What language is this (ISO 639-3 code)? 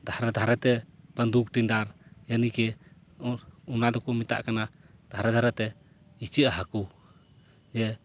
sat